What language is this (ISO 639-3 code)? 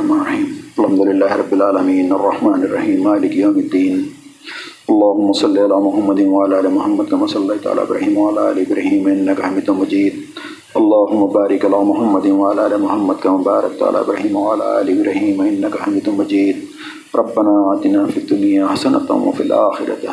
urd